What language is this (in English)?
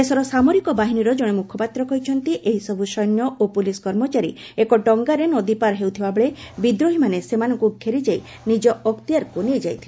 Odia